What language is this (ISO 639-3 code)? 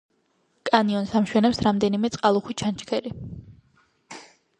kat